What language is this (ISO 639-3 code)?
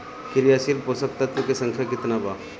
bho